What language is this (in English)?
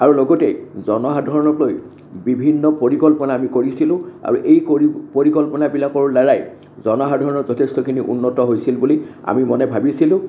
Assamese